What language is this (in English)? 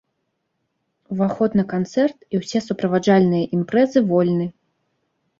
Belarusian